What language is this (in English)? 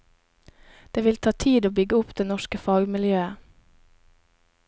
Norwegian